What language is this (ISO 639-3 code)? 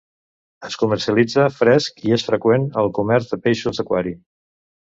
cat